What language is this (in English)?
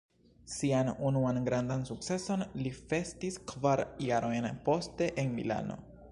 Esperanto